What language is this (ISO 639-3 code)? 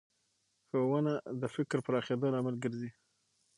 pus